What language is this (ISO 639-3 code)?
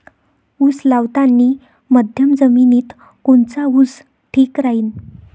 mar